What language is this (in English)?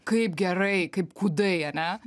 Lithuanian